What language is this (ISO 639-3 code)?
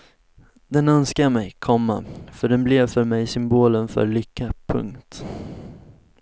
swe